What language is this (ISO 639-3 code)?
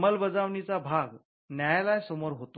mar